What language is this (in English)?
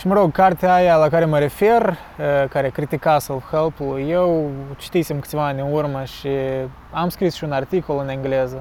Romanian